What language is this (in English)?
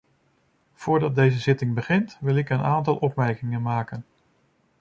Dutch